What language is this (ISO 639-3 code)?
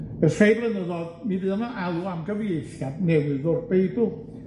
cym